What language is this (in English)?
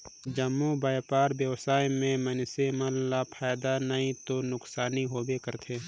Chhattisgarhi